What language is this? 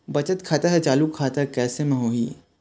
Chhattisgarhi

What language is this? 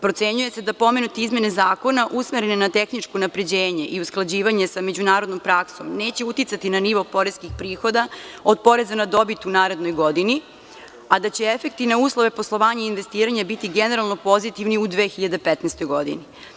Serbian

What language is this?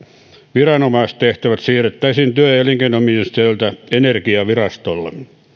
Finnish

